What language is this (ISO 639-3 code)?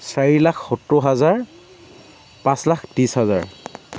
asm